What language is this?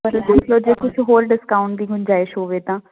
Punjabi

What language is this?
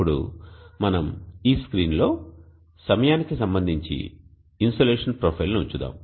Telugu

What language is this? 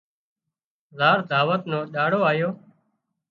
Wadiyara Koli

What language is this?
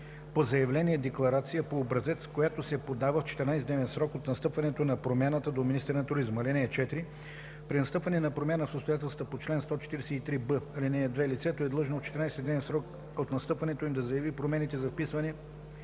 Bulgarian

